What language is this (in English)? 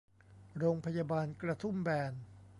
Thai